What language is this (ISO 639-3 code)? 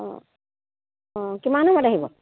asm